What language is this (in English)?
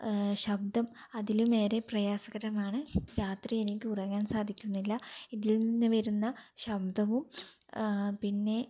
Malayalam